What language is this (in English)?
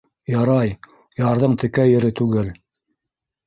Bashkir